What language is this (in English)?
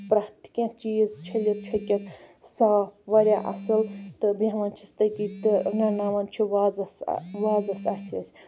Kashmiri